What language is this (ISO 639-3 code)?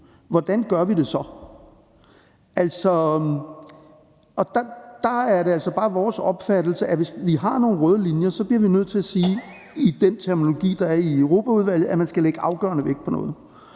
dan